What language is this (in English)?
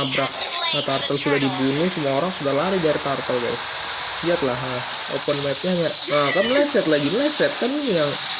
Indonesian